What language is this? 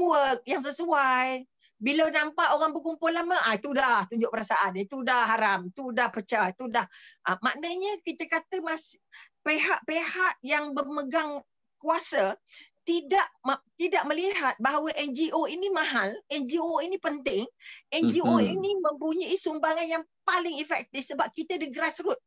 Malay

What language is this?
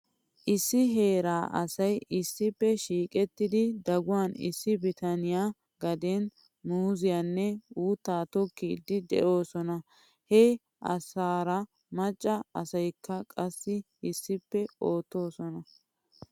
Wolaytta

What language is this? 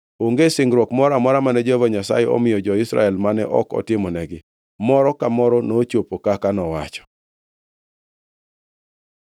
Luo (Kenya and Tanzania)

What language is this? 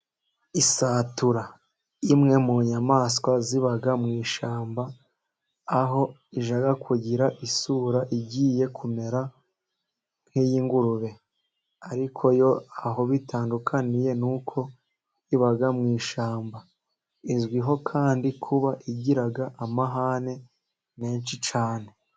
Kinyarwanda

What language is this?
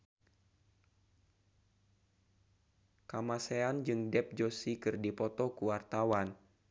Sundanese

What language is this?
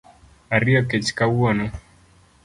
Luo (Kenya and Tanzania)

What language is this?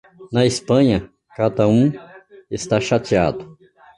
Portuguese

